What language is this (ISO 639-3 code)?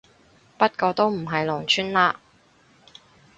yue